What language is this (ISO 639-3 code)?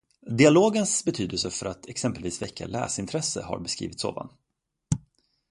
swe